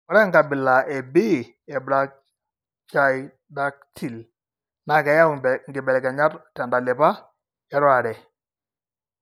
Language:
Masai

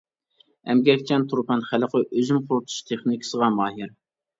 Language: Uyghur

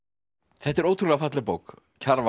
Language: Icelandic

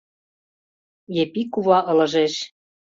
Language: Mari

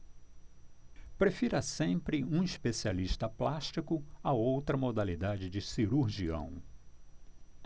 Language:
Portuguese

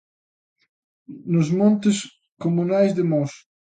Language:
Galician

